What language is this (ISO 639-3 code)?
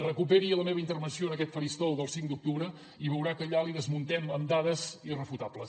cat